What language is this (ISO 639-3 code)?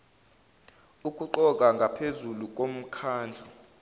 zul